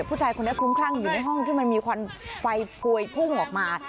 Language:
Thai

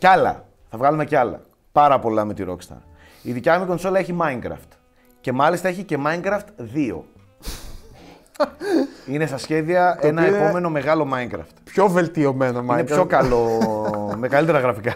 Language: Greek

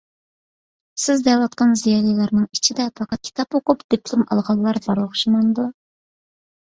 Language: Uyghur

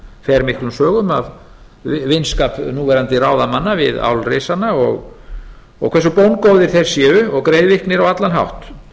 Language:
Icelandic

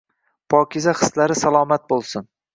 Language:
Uzbek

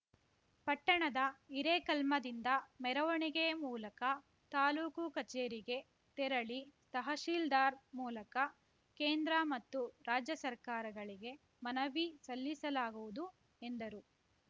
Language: Kannada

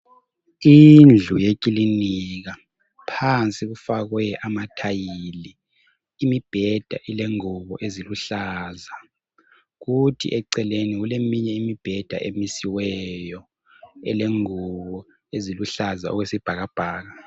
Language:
North Ndebele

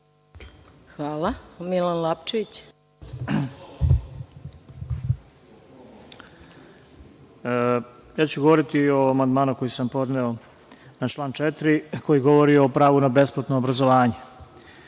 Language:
Serbian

